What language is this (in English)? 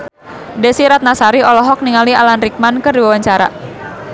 Sundanese